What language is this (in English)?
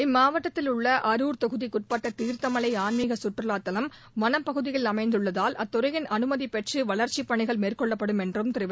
Tamil